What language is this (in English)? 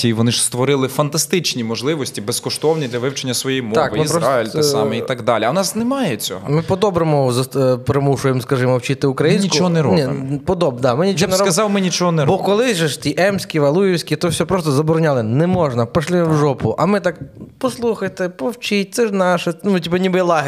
Ukrainian